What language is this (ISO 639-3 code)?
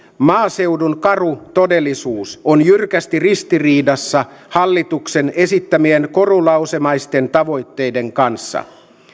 fin